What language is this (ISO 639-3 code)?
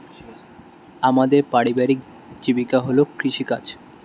ben